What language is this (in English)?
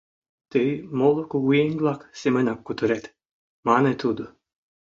Mari